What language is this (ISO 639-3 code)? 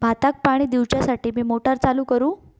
mar